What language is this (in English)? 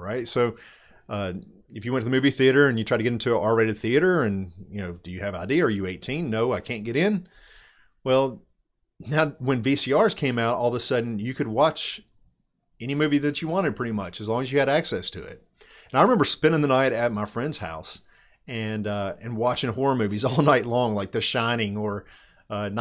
English